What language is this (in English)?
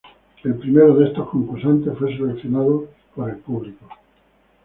Spanish